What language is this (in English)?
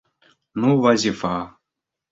Bashkir